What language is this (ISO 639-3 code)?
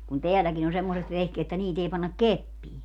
fin